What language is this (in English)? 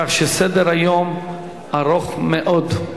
Hebrew